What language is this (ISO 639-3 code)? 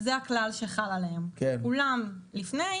heb